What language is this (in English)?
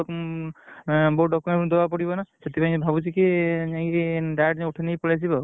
Odia